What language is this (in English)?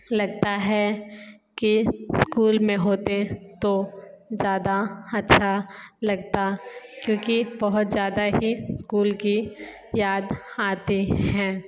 Hindi